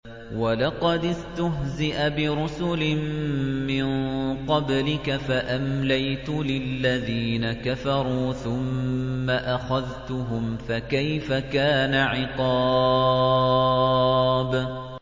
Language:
Arabic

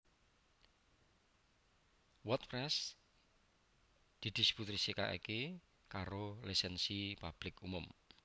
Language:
Javanese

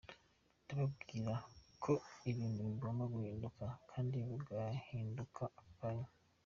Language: Kinyarwanda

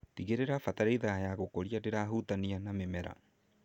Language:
Kikuyu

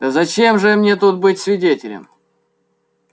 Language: Russian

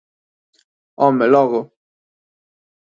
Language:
Galician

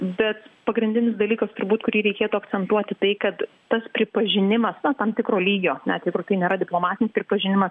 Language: Lithuanian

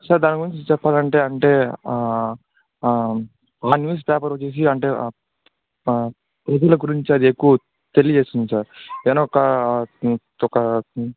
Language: Telugu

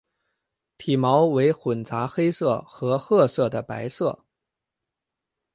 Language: Chinese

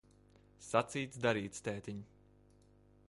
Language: Latvian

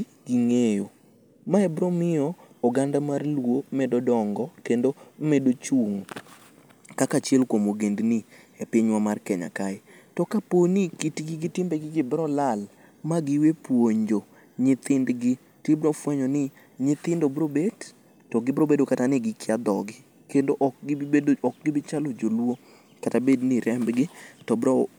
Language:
Luo (Kenya and Tanzania)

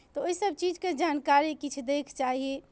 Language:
Maithili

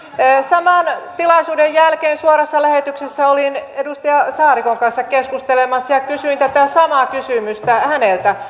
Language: Finnish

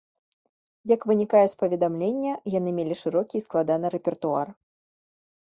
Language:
Belarusian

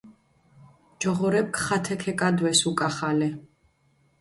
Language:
Mingrelian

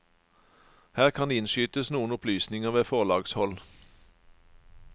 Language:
Norwegian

